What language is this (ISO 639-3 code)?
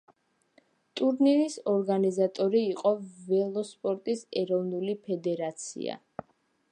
kat